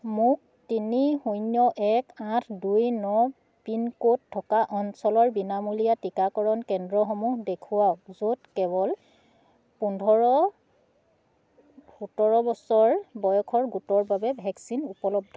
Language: Assamese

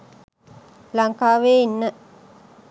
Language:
Sinhala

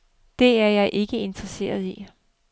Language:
Danish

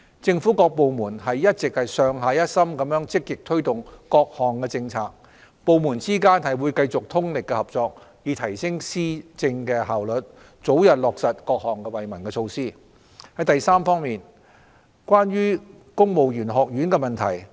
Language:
Cantonese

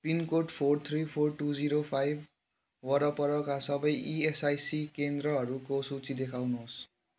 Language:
Nepali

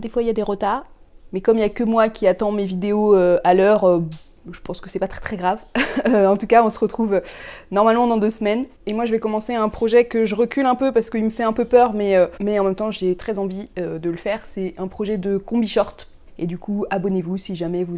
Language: French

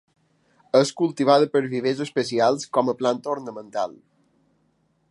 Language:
Catalan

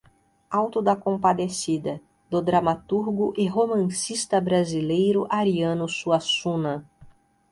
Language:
Portuguese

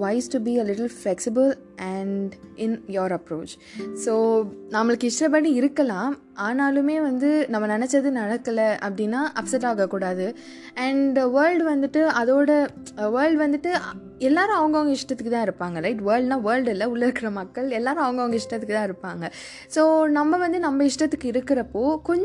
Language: Tamil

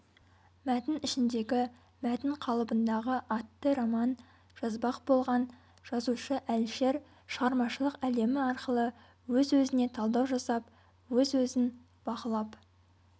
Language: Kazakh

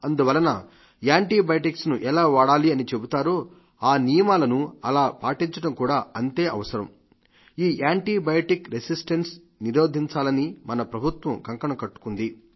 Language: Telugu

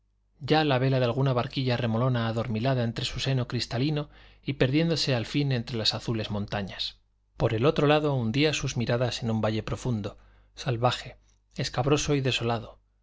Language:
Spanish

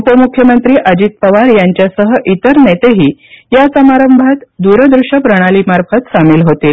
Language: Marathi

